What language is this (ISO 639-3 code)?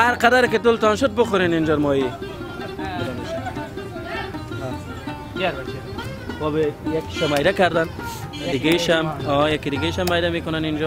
fas